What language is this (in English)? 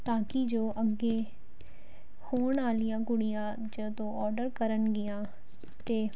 Punjabi